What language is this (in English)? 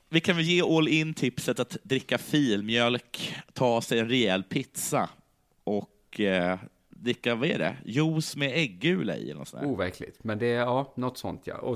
Swedish